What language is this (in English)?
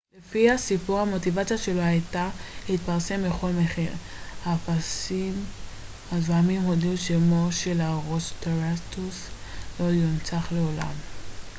Hebrew